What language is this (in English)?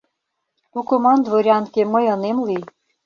Mari